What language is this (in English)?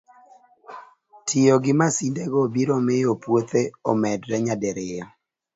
Luo (Kenya and Tanzania)